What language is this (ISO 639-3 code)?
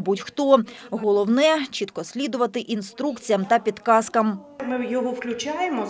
ukr